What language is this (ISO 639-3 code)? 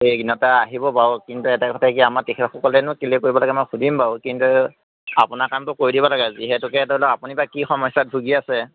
asm